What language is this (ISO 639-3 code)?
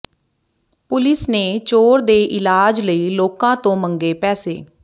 pan